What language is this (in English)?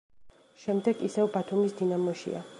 Georgian